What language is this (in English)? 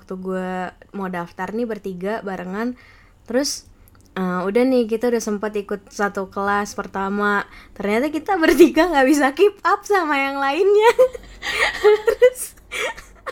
Indonesian